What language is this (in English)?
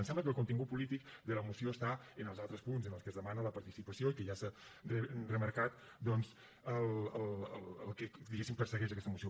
Catalan